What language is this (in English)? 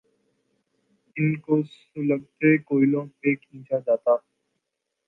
Urdu